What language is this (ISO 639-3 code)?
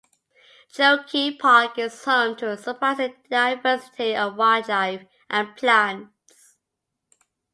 eng